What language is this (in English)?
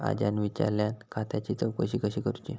Marathi